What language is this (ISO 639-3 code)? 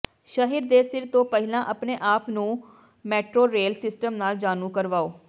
pan